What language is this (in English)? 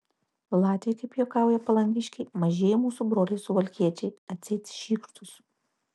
Lithuanian